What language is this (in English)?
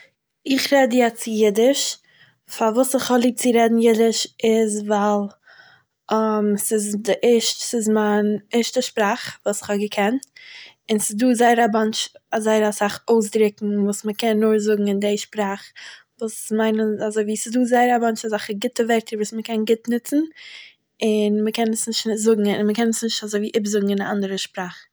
Yiddish